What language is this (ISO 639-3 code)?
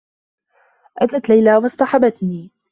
ara